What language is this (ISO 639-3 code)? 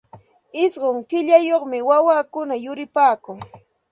qxt